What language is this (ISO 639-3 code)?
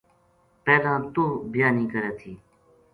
gju